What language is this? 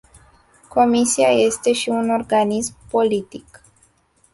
Romanian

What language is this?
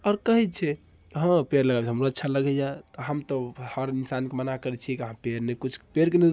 Maithili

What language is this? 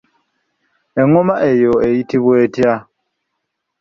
Ganda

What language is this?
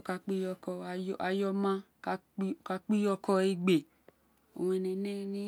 Isekiri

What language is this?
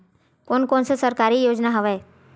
Chhattisgarhi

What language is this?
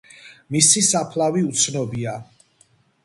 Georgian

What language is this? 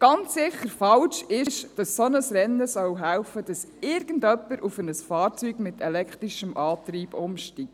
Swiss German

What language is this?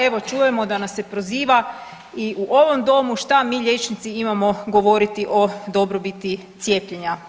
Croatian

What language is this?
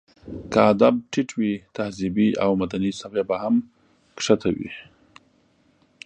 Pashto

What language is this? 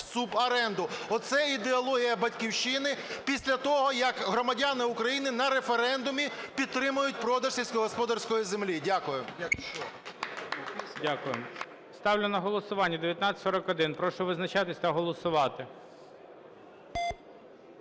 Ukrainian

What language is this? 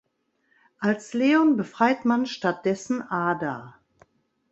German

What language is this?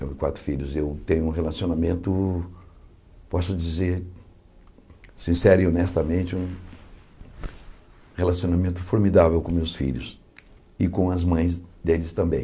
Portuguese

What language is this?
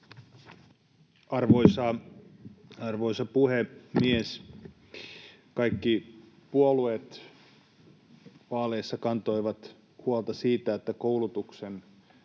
Finnish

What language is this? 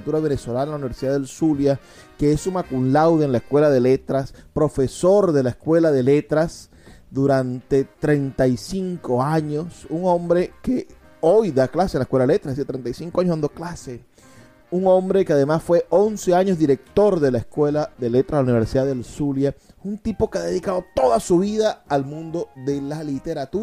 Spanish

